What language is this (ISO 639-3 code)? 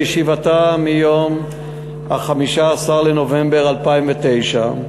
heb